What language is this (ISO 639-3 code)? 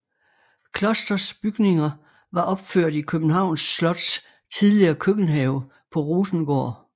dan